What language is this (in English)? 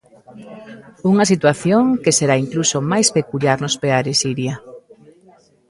Galician